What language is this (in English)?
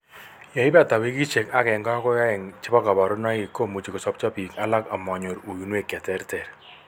Kalenjin